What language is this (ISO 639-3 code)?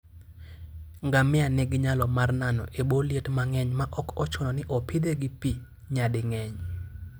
luo